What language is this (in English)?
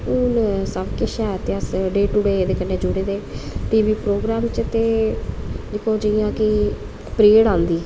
Dogri